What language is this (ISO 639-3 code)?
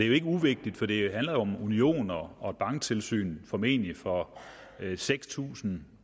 dan